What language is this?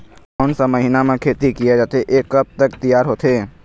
Chhattisgarhi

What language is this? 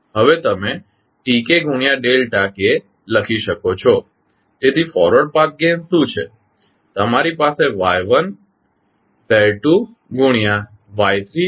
Gujarati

